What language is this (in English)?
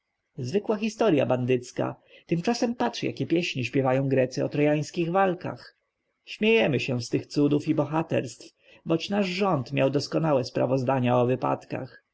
Polish